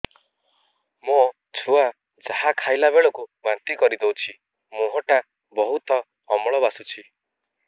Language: Odia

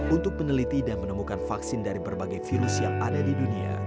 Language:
Indonesian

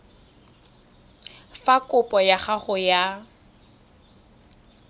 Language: Tswana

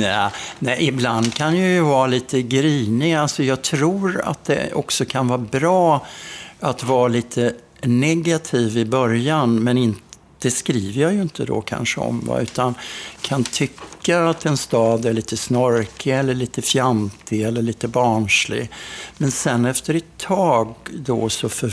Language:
Swedish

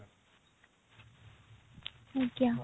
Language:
Odia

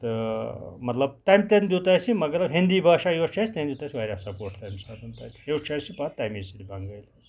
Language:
Kashmiri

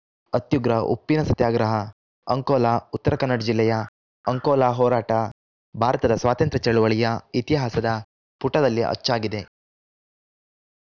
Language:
Kannada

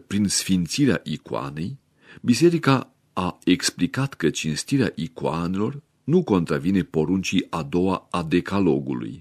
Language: Romanian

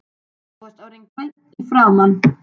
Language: Icelandic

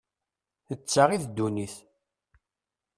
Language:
Kabyle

